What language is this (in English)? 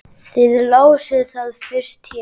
Icelandic